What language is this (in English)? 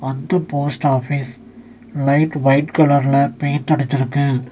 Tamil